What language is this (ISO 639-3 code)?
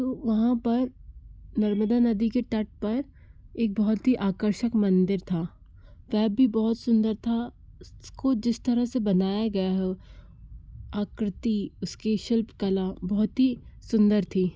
hin